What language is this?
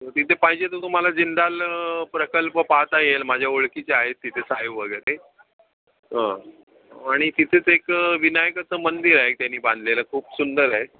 Marathi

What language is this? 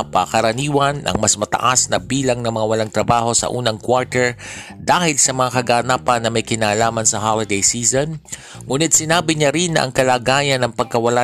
Filipino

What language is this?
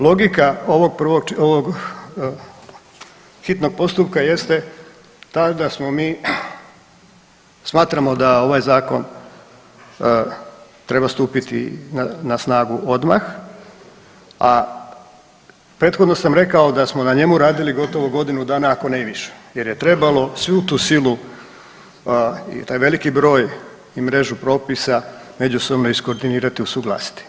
Croatian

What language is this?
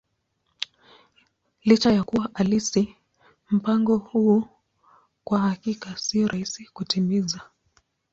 Swahili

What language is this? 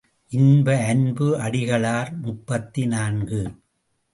Tamil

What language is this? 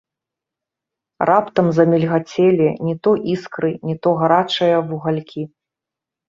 Belarusian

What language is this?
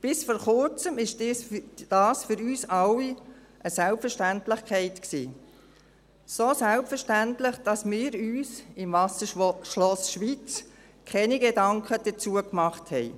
Swiss German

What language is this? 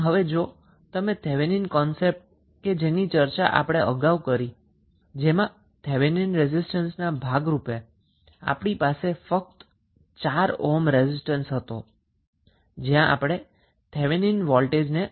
Gujarati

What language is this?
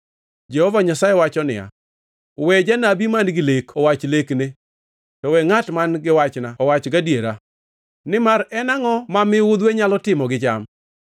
Luo (Kenya and Tanzania)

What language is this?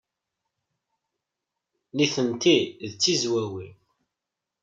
Kabyle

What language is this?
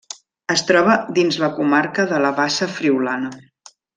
Catalan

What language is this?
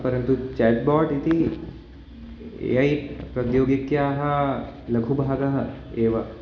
Sanskrit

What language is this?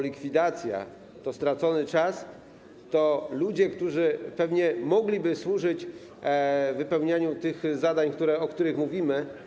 Polish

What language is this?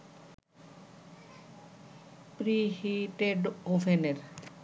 Bangla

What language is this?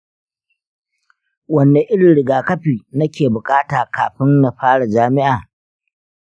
Hausa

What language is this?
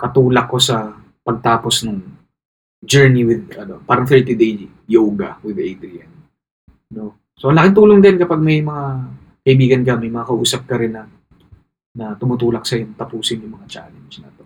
Filipino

